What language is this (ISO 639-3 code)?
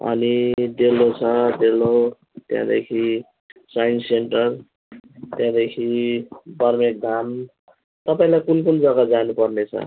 nep